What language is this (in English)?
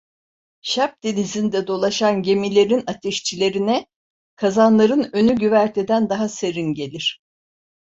Turkish